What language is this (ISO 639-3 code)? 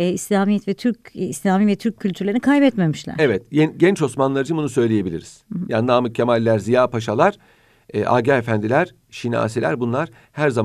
tur